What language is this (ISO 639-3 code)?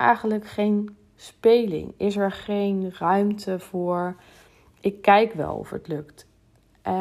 nld